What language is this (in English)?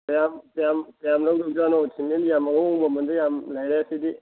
Manipuri